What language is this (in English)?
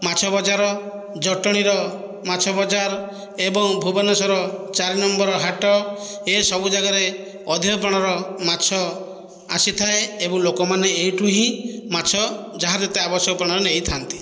Odia